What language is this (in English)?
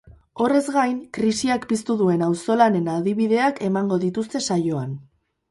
Basque